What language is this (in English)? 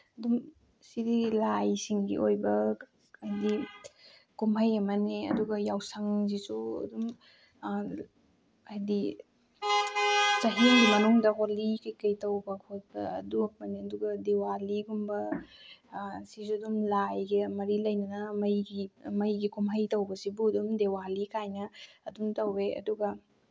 Manipuri